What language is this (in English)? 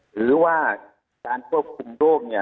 Thai